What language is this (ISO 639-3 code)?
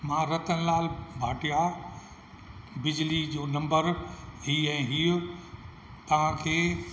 snd